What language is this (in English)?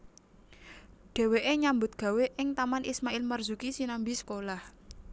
Javanese